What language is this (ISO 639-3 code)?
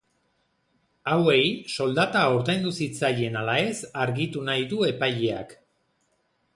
eus